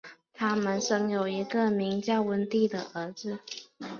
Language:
Chinese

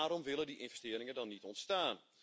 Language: Dutch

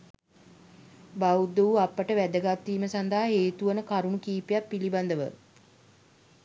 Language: Sinhala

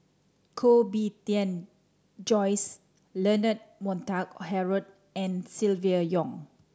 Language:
English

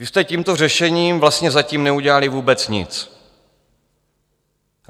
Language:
Czech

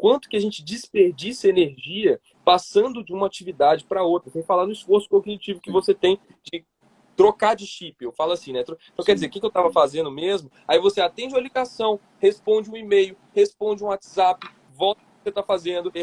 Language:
Portuguese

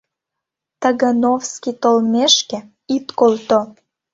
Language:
Mari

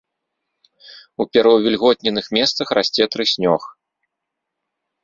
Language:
Belarusian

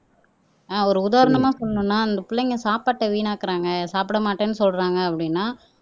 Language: Tamil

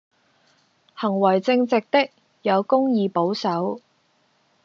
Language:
Cantonese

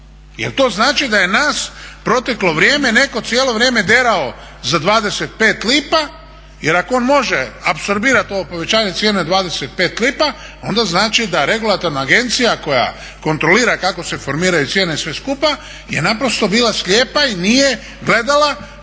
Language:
Croatian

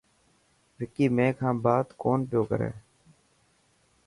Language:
Dhatki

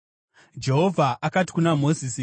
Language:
Shona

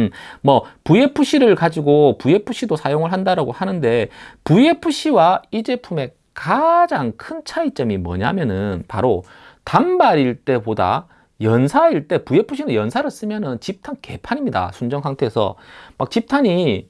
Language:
Korean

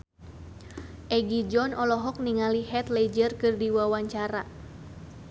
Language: Sundanese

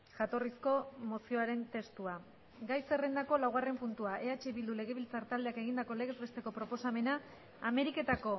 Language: Basque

